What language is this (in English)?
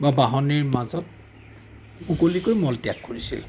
Assamese